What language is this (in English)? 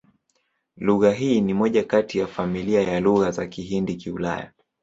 Swahili